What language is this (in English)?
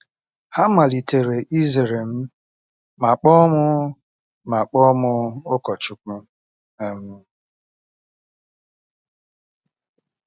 Igbo